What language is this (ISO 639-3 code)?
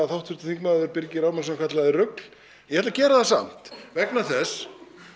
isl